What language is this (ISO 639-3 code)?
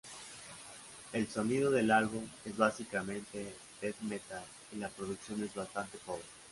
spa